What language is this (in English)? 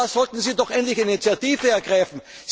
German